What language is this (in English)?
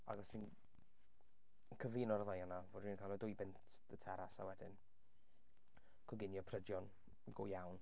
Welsh